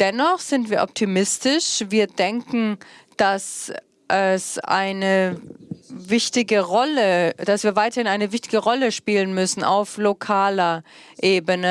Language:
German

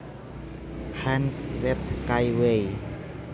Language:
Javanese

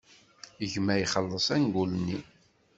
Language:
Kabyle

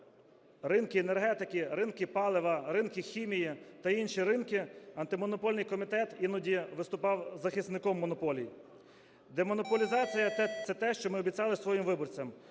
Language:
Ukrainian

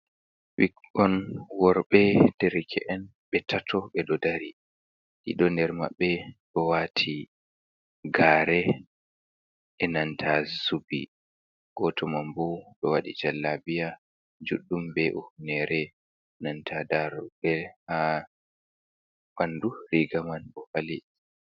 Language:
Fula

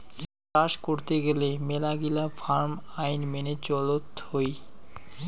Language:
Bangla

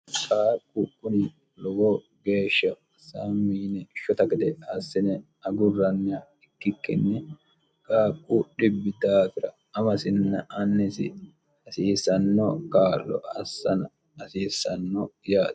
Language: Sidamo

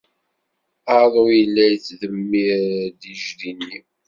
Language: Kabyle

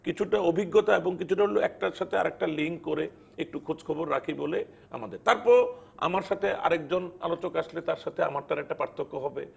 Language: Bangla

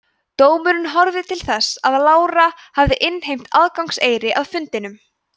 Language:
Icelandic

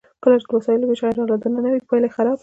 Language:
Pashto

